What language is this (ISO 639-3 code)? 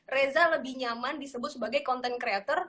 ind